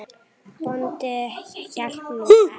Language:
Icelandic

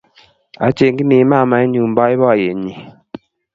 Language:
Kalenjin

